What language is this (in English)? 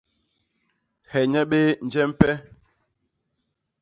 Basaa